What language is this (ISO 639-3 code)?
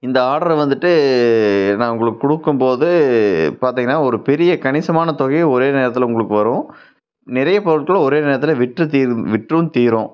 tam